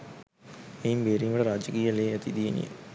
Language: Sinhala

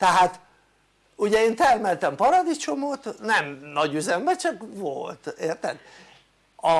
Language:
Hungarian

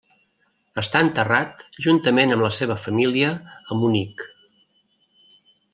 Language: Catalan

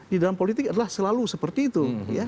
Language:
Indonesian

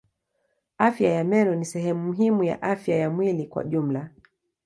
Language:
Swahili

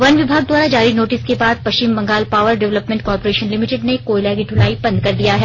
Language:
Hindi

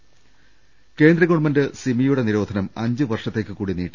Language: Malayalam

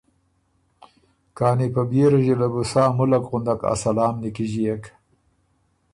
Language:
Ormuri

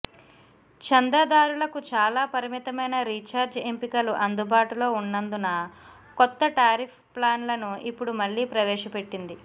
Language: Telugu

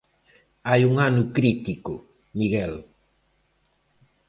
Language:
Galician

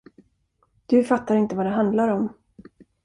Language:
Swedish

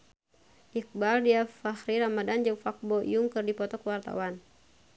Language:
Sundanese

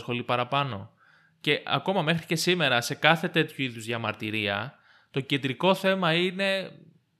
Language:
Greek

